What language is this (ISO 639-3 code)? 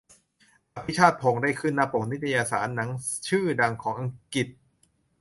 tha